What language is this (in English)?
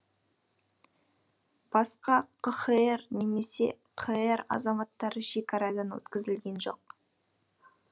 Kazakh